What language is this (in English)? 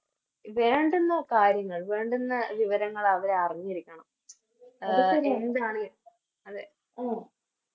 Malayalam